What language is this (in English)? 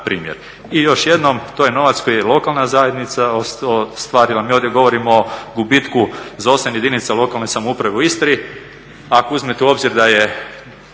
Croatian